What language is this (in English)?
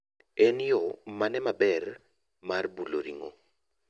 Luo (Kenya and Tanzania)